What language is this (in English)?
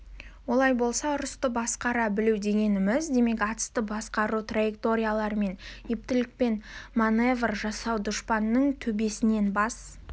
Kazakh